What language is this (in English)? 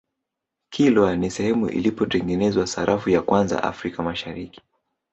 Swahili